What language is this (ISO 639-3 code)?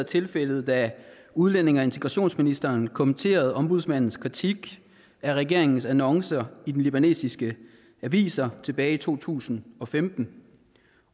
dan